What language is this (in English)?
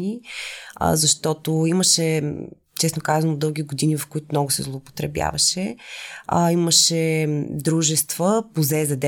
Bulgarian